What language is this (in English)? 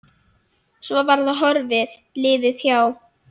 Icelandic